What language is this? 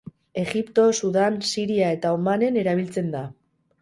Basque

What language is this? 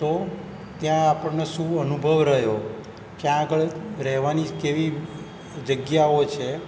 Gujarati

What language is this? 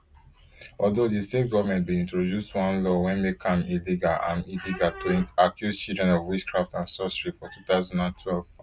Nigerian Pidgin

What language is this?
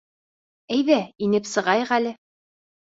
Bashkir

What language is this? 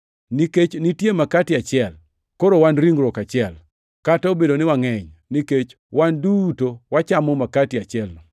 Luo (Kenya and Tanzania)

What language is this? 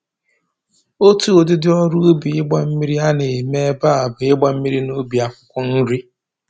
Igbo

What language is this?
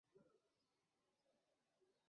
Chinese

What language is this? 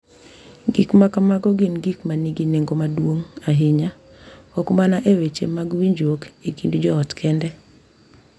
Luo (Kenya and Tanzania)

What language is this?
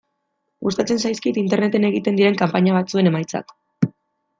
Basque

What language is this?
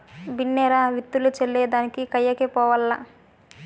Telugu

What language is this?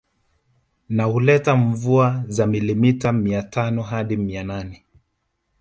Swahili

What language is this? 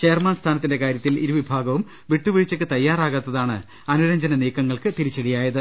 Malayalam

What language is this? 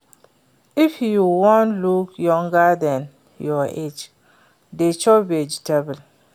Nigerian Pidgin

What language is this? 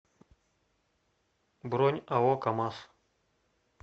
Russian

